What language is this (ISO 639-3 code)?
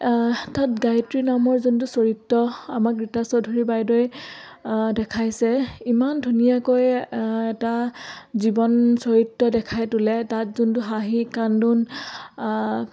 asm